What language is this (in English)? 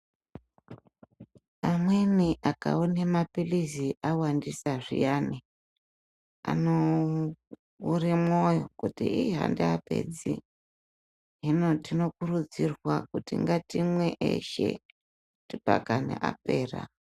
Ndau